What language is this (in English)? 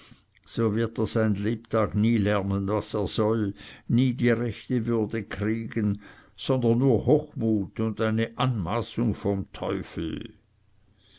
German